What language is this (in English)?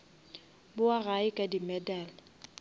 Northern Sotho